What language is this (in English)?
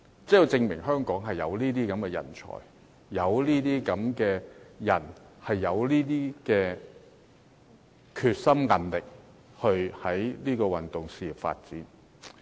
Cantonese